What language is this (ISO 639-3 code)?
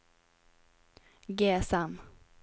nor